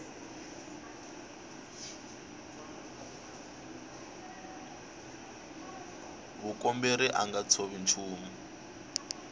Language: Tsonga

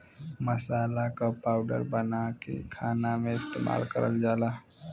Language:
Bhojpuri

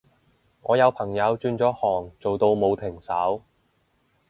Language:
Cantonese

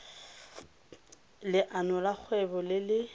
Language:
Tswana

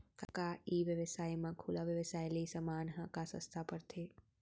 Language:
Chhattisgarhi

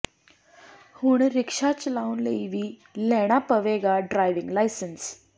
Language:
Punjabi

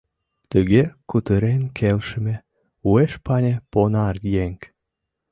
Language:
Mari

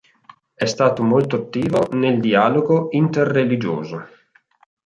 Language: Italian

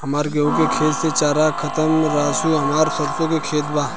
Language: Bhojpuri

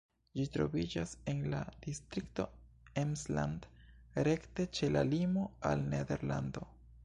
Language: Esperanto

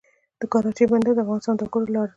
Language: Pashto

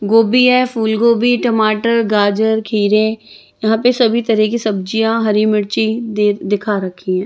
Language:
Hindi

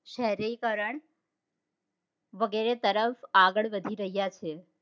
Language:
Gujarati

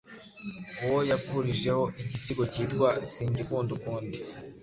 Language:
Kinyarwanda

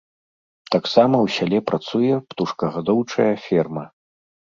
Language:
Belarusian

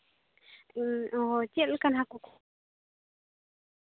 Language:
Santali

